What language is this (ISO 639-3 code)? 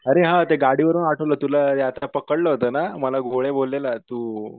mar